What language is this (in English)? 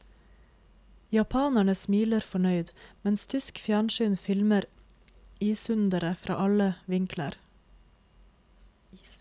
Norwegian